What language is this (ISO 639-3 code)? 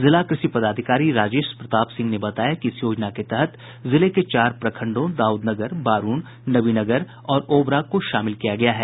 hin